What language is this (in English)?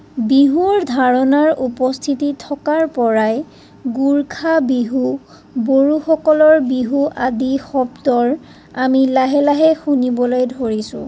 Assamese